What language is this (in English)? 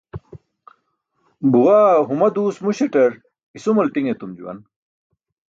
Burushaski